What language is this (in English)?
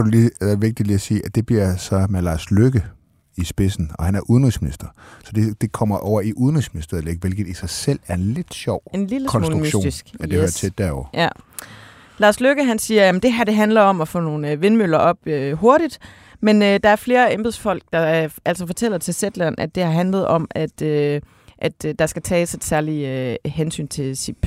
Danish